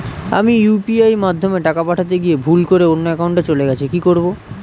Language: Bangla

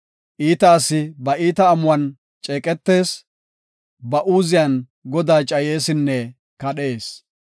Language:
Gofa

